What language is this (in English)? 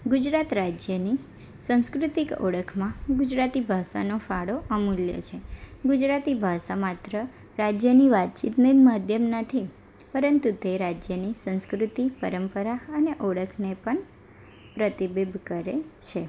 Gujarati